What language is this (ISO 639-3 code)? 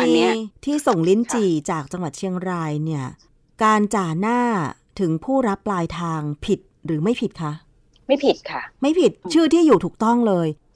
tha